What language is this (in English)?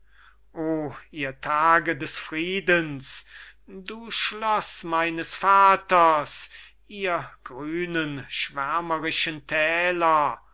German